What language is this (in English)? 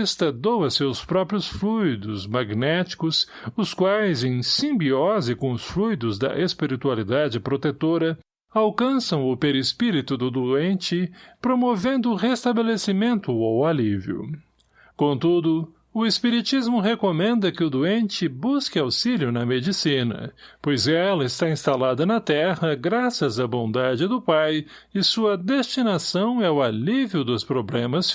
Portuguese